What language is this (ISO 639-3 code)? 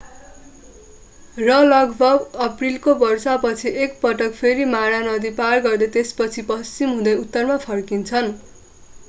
nep